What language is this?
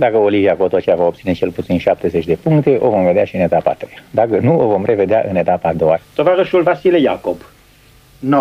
Romanian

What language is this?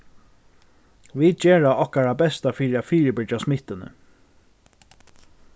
Faroese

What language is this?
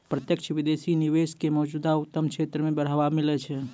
Maithili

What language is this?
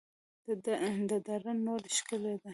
Pashto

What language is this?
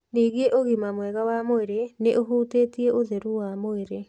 Kikuyu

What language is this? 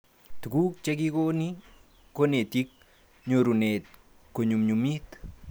Kalenjin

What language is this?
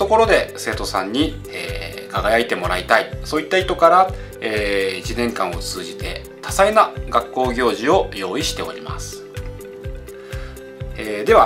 Japanese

